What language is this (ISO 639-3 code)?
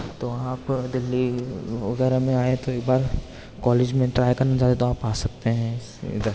urd